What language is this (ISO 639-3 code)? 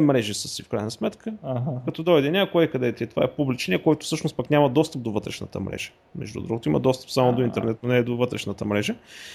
bul